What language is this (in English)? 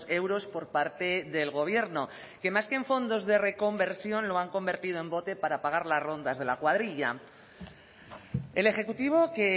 Spanish